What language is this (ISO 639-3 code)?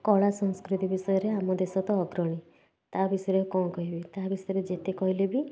ori